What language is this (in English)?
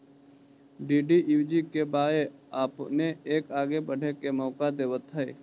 Magahi